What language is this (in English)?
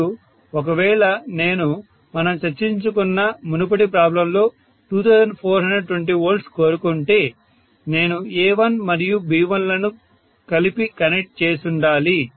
Telugu